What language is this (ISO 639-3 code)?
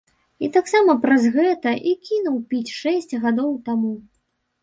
bel